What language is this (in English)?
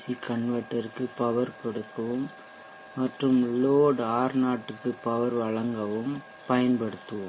Tamil